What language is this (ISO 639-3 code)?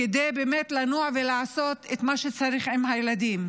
heb